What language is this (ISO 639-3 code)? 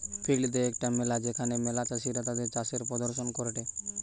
ben